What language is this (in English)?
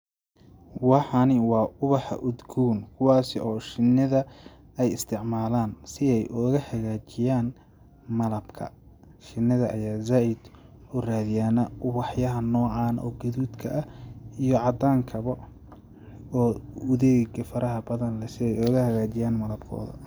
Somali